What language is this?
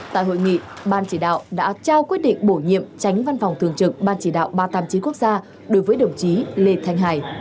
Vietnamese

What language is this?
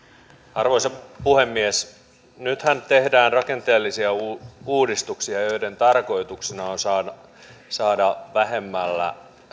Finnish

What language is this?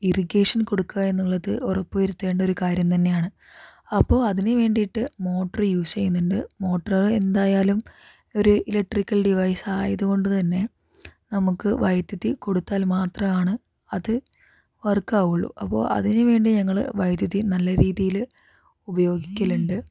Malayalam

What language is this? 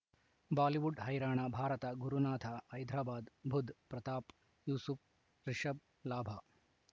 Kannada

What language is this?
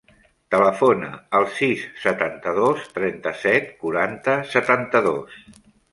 Catalan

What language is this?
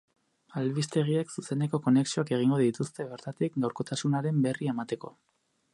Basque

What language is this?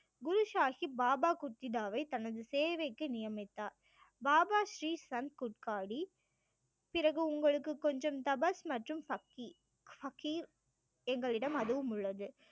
Tamil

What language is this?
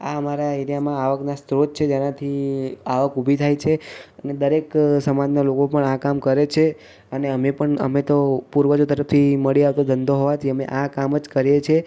Gujarati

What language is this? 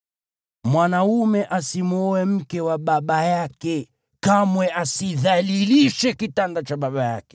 Swahili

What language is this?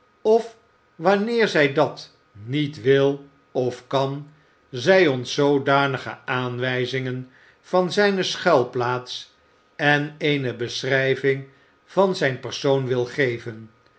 Dutch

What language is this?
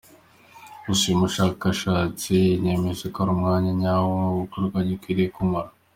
Kinyarwanda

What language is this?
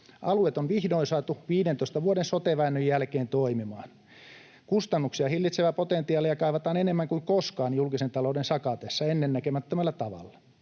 Finnish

